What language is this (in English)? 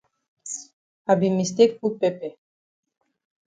Cameroon Pidgin